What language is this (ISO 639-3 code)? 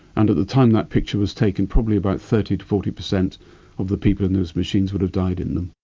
eng